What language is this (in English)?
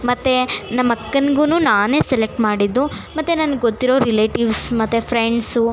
Kannada